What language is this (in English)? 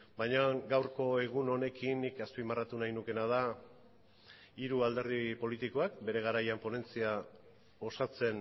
Basque